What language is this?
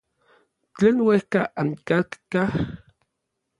Orizaba Nahuatl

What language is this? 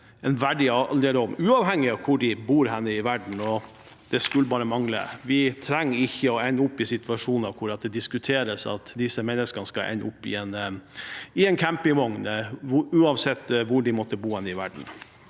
Norwegian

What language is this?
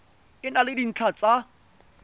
Tswana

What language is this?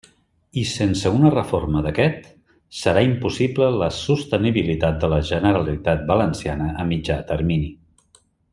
Catalan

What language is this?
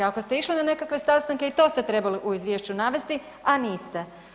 Croatian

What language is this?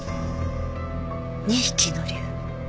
Japanese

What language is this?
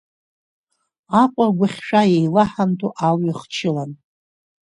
Abkhazian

